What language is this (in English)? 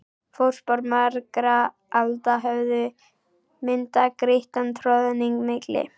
Icelandic